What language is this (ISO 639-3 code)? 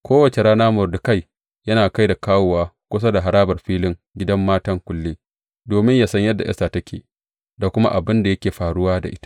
hau